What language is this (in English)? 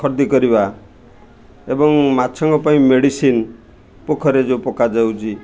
Odia